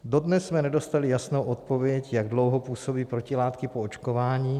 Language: Czech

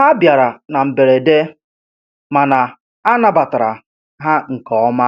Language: Igbo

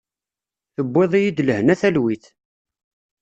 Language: Kabyle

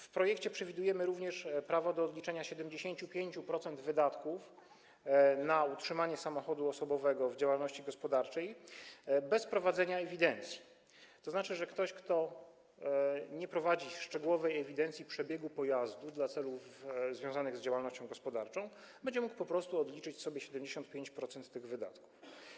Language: Polish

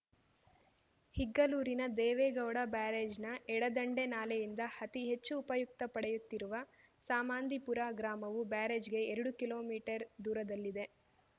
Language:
Kannada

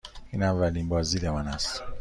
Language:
Persian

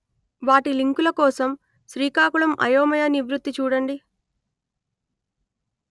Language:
Telugu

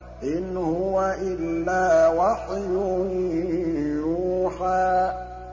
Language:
Arabic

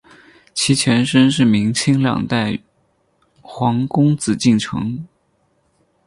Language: Chinese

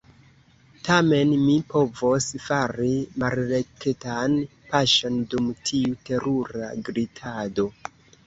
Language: Esperanto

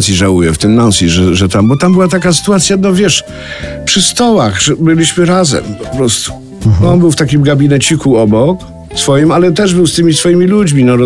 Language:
Polish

